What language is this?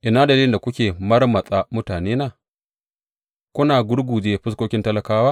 Hausa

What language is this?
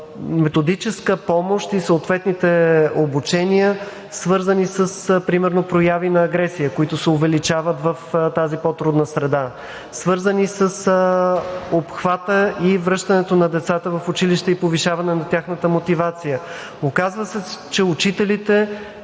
Bulgarian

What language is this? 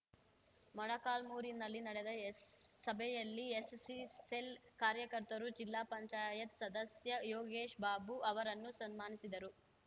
Kannada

